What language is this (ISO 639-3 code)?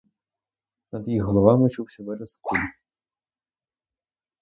ukr